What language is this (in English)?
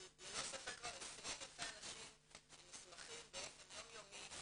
Hebrew